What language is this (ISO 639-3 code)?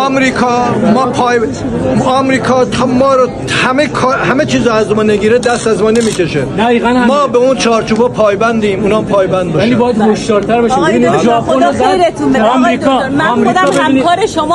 fas